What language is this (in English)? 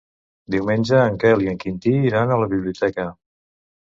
Catalan